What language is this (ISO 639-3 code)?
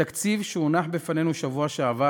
heb